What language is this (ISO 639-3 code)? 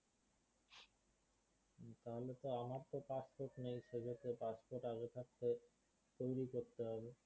ben